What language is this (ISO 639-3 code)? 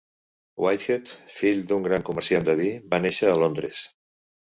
cat